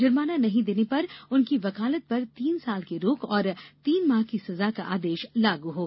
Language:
Hindi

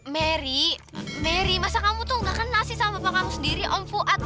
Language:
Indonesian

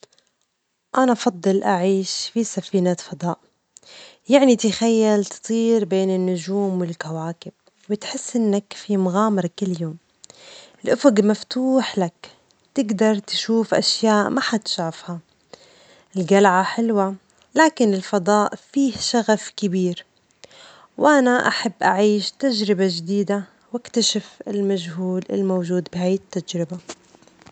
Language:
Omani Arabic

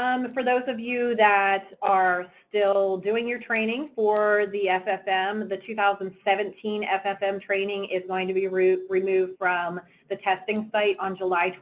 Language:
English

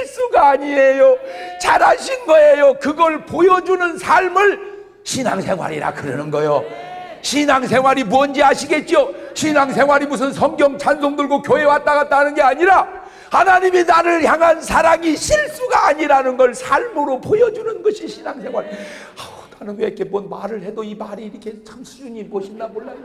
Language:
Korean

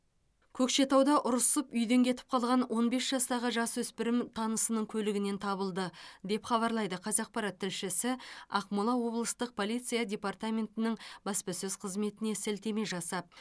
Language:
Kazakh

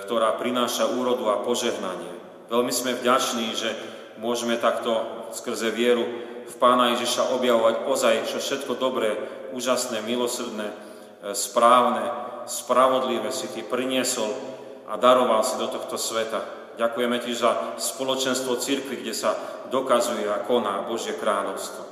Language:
Slovak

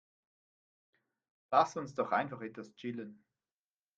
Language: German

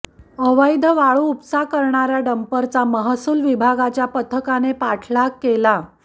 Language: Marathi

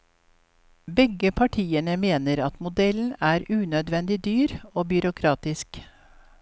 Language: Norwegian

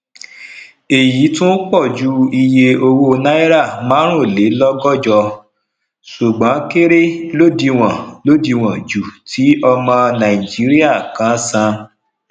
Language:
Yoruba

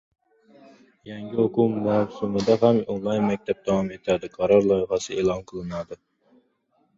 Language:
Uzbek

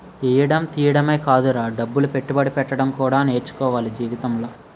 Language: Telugu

